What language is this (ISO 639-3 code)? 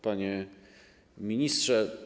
pol